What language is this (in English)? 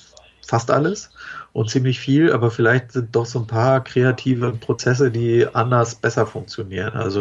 German